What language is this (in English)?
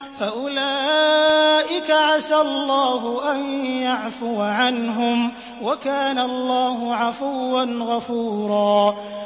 Arabic